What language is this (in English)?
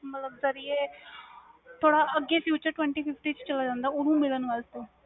Punjabi